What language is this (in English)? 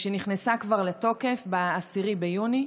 Hebrew